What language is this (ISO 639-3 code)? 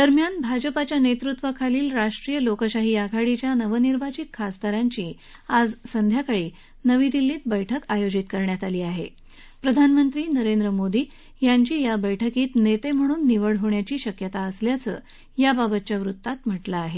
mar